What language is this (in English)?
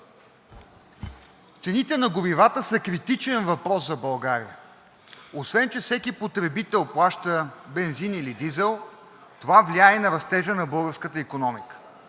Bulgarian